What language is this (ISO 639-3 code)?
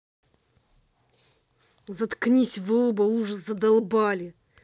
rus